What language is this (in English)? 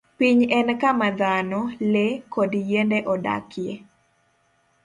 Luo (Kenya and Tanzania)